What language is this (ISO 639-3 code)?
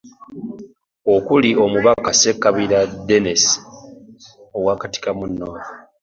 lug